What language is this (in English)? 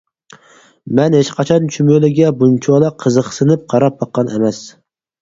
Uyghur